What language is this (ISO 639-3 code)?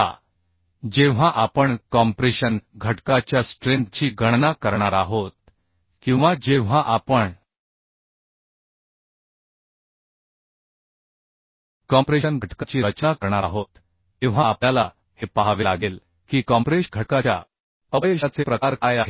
mar